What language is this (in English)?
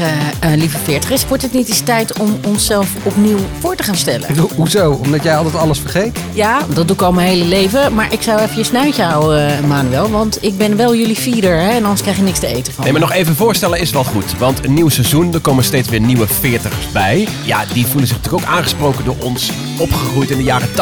Dutch